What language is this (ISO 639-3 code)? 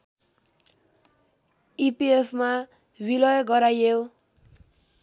nep